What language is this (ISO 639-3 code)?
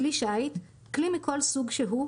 heb